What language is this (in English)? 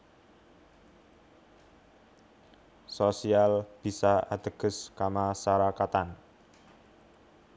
Javanese